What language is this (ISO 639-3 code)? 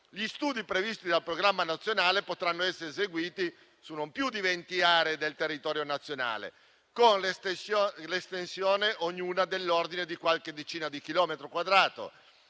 ita